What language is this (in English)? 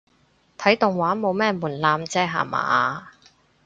Cantonese